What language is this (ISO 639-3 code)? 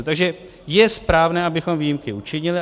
ces